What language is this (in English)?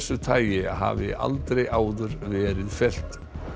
Icelandic